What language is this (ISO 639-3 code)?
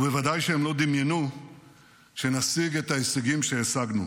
heb